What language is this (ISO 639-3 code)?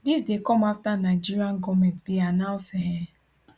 pcm